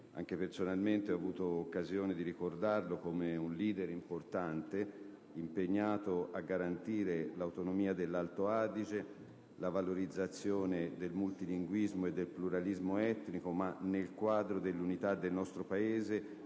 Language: Italian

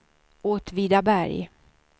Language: Swedish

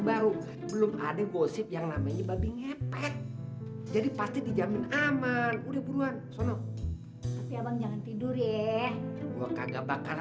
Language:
Indonesian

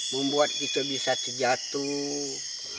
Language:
Indonesian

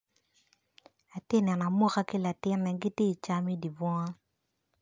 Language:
Acoli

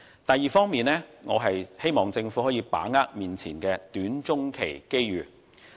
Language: Cantonese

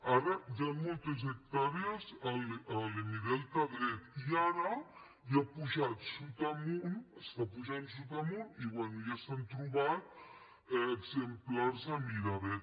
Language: Catalan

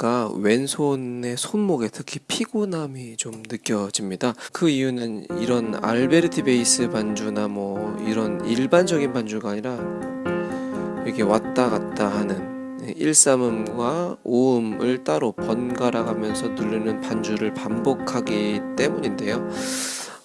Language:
Korean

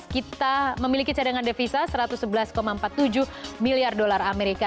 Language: Indonesian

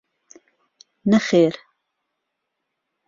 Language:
Central Kurdish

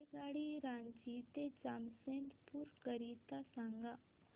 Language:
Marathi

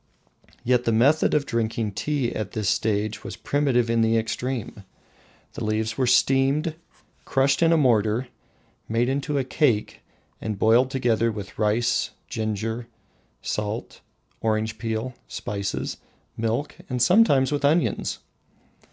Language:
English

